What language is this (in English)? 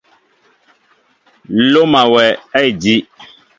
Mbo (Cameroon)